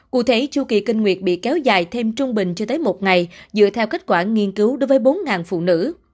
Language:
Vietnamese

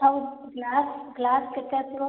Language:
Odia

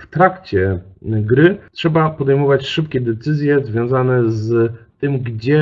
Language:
Polish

